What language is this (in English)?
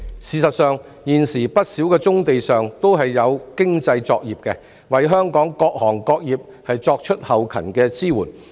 Cantonese